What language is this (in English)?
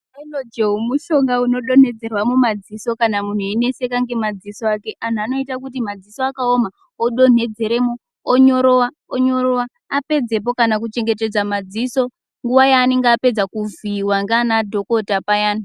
Ndau